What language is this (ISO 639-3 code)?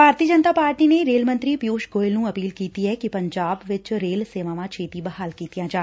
pan